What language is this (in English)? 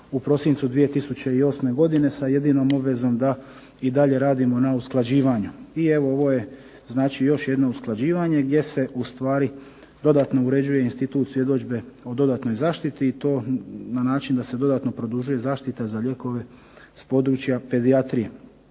Croatian